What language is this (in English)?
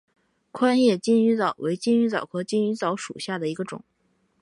Chinese